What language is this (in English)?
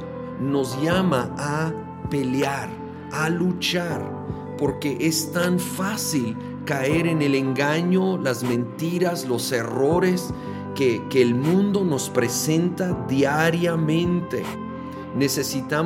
Spanish